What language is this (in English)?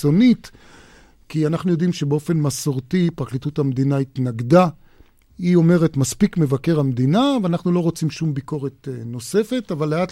Hebrew